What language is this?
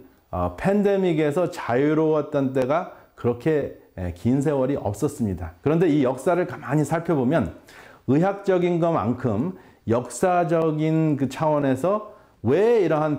Korean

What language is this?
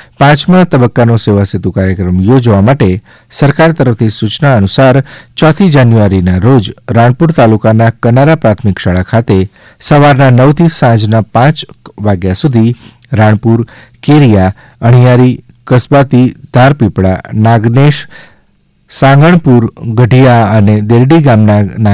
Gujarati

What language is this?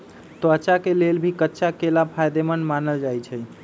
Magahi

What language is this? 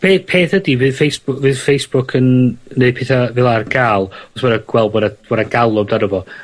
Welsh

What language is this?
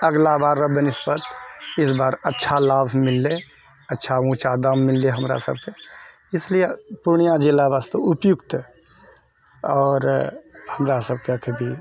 Maithili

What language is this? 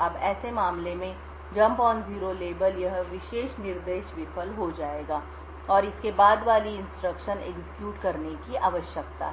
Hindi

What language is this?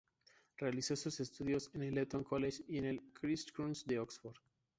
Spanish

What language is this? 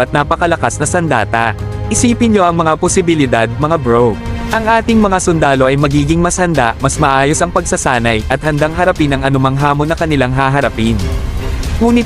Filipino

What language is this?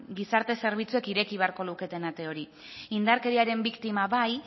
Basque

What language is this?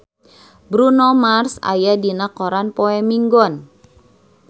Sundanese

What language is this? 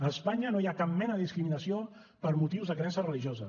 Catalan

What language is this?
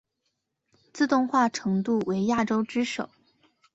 Chinese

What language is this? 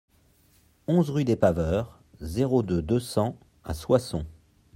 French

